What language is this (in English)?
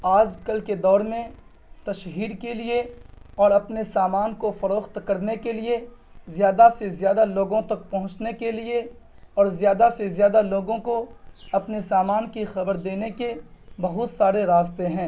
Urdu